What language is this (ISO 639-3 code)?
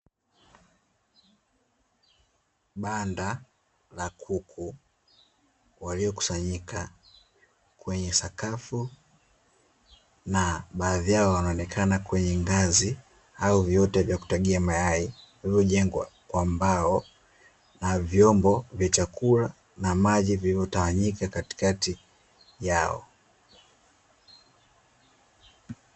swa